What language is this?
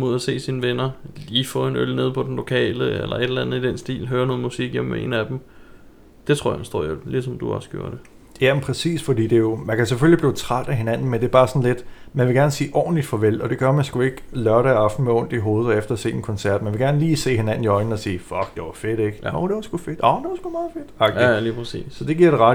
Danish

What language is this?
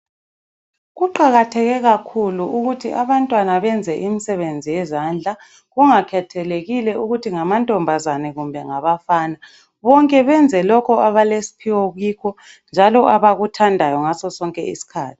North Ndebele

